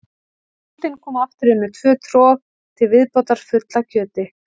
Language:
Icelandic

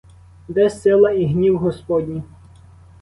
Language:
Ukrainian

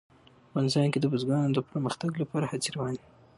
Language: Pashto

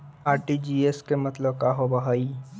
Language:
Magahi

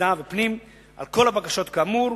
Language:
Hebrew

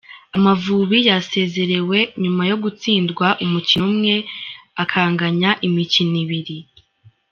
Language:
Kinyarwanda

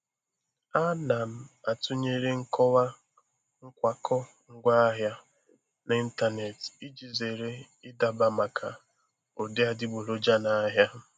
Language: Igbo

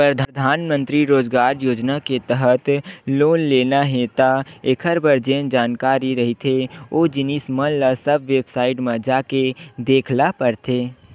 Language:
Chhattisgarhi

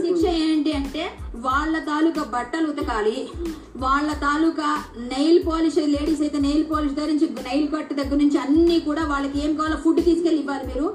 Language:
Telugu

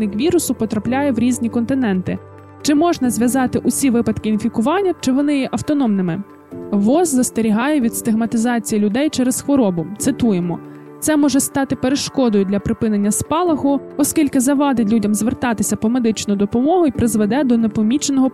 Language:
Ukrainian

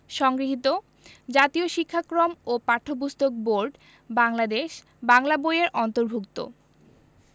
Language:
Bangla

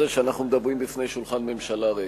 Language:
Hebrew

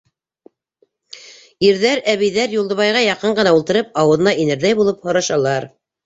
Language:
Bashkir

